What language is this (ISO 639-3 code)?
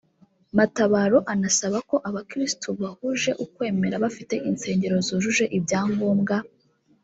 kin